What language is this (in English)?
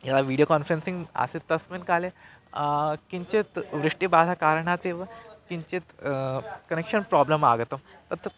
Sanskrit